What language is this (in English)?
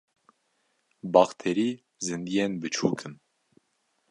Kurdish